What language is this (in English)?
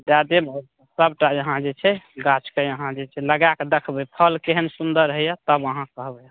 Maithili